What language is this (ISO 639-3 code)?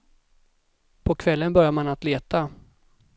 swe